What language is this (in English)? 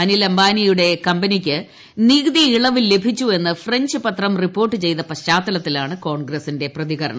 Malayalam